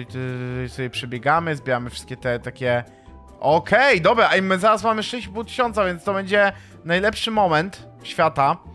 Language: Polish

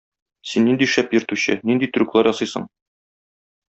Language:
Tatar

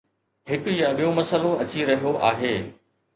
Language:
Sindhi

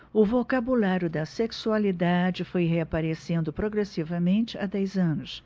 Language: Portuguese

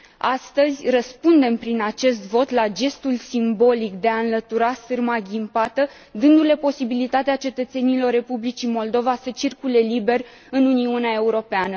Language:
Romanian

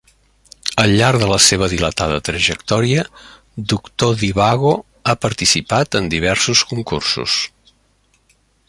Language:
Catalan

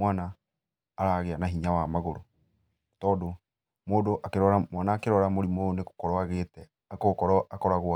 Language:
Kikuyu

